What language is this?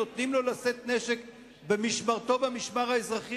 Hebrew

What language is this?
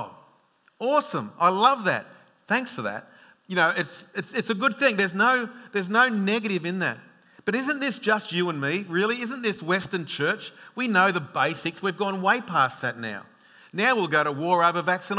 English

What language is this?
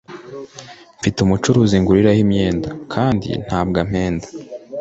Kinyarwanda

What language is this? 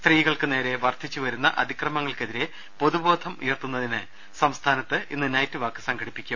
Malayalam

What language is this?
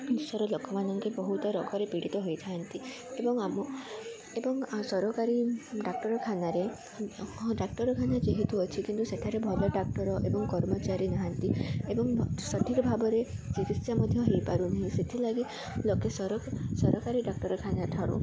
Odia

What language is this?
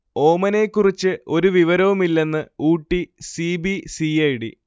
Malayalam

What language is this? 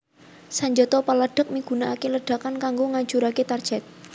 Javanese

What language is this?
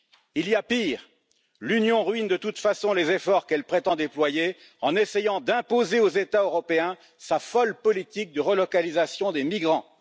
French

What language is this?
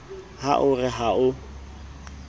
Southern Sotho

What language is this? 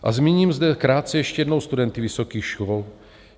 Czech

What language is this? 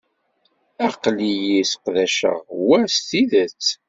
Kabyle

